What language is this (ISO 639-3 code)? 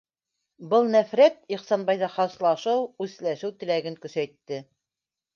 bak